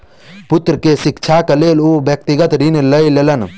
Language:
Maithili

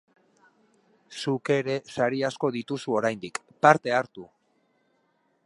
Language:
Basque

